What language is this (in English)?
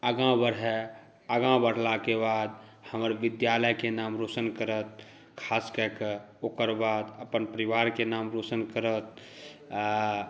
Maithili